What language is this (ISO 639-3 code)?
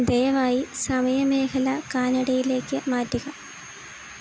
mal